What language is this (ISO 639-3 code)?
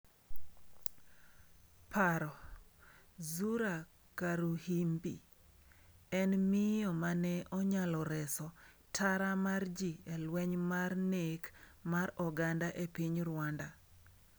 luo